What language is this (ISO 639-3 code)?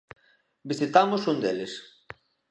glg